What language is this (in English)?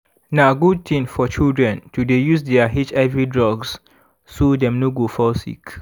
Nigerian Pidgin